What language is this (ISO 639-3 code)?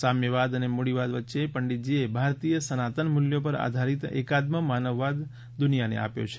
guj